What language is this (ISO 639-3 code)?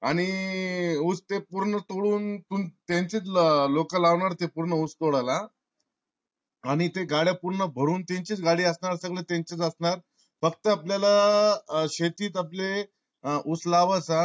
mar